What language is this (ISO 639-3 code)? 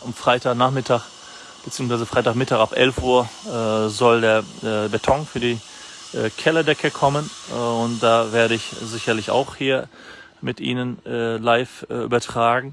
deu